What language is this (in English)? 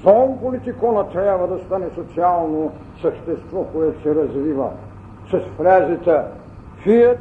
Bulgarian